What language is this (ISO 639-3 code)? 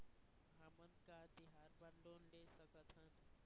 hne